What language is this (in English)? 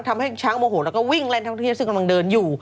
Thai